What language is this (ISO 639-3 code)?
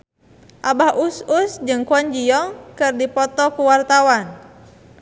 sun